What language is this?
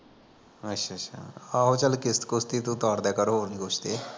Punjabi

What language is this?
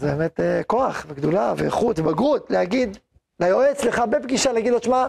Hebrew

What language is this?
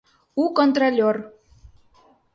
Mari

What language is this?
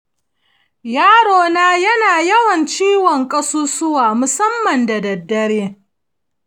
Hausa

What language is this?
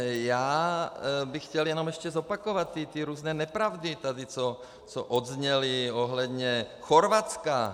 Czech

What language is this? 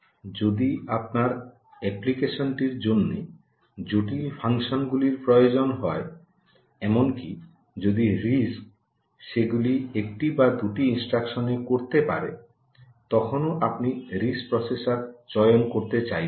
Bangla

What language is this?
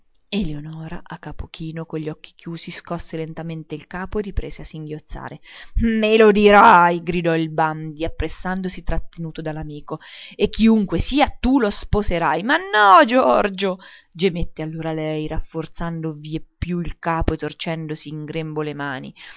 Italian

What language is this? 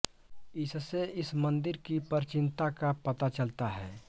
Hindi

